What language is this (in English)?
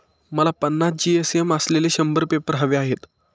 Marathi